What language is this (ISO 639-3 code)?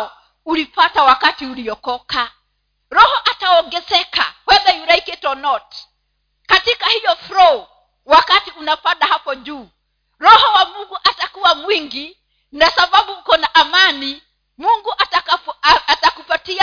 swa